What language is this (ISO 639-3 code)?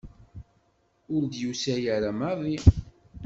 kab